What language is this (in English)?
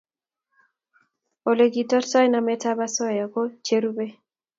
Kalenjin